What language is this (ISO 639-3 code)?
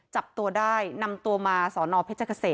tha